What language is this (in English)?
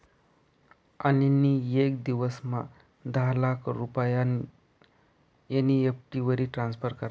Marathi